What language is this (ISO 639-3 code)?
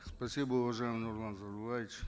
kaz